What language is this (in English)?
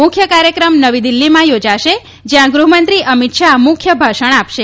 Gujarati